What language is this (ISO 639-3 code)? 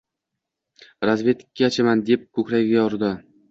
uzb